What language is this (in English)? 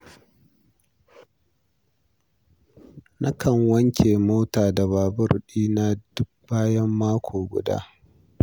Hausa